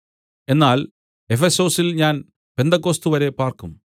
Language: Malayalam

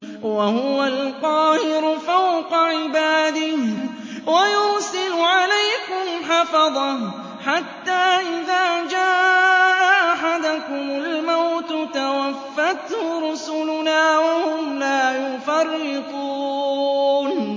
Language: Arabic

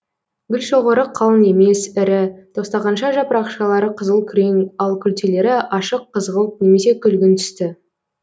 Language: Kazakh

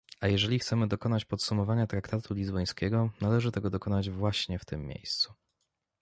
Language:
Polish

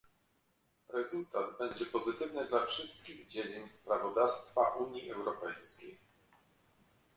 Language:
Polish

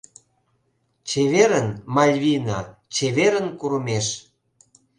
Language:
Mari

